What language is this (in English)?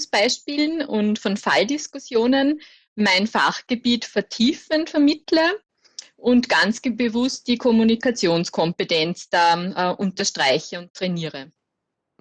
German